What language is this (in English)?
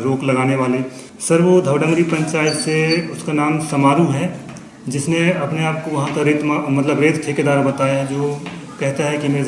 Hindi